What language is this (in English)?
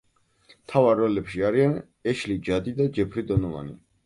Georgian